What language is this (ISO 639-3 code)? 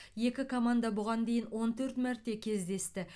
kaz